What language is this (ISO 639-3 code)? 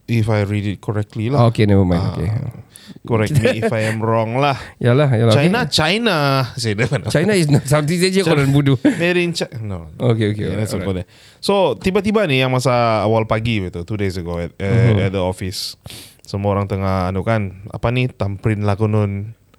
msa